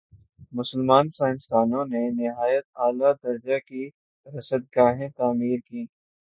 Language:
Urdu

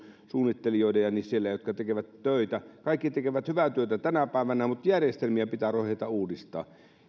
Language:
Finnish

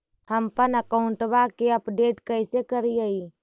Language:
Magahi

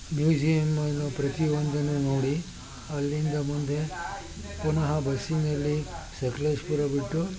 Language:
Kannada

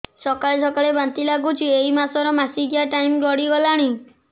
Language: Odia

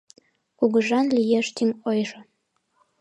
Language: Mari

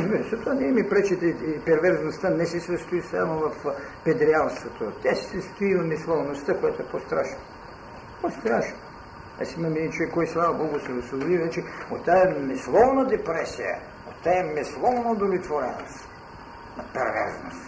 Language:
Bulgarian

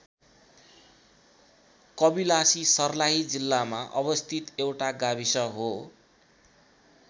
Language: Nepali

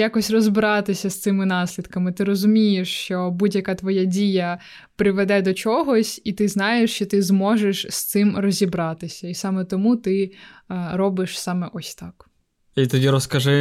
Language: Ukrainian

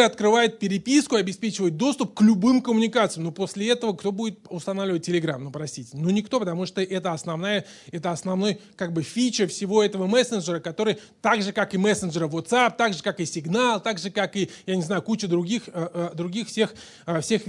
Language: Russian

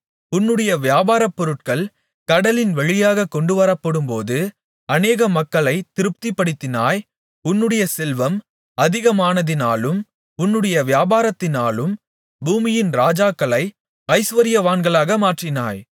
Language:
Tamil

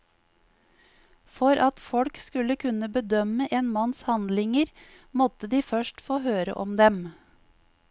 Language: Norwegian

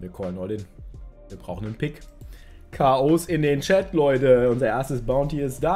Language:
German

